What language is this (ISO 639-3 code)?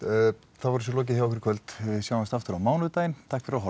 isl